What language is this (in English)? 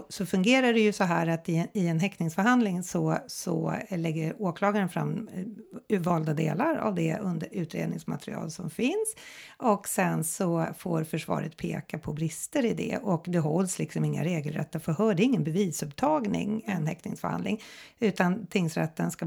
Swedish